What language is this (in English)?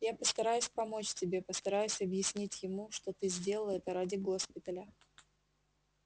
Russian